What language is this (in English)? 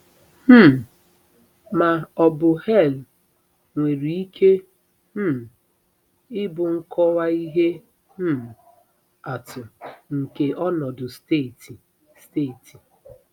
Igbo